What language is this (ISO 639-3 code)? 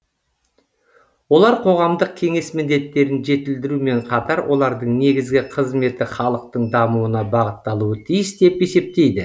kaz